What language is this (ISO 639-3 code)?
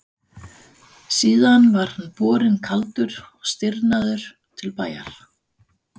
isl